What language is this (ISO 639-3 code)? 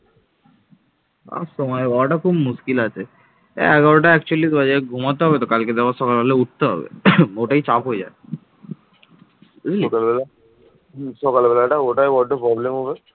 ben